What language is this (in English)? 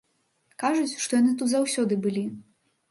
Belarusian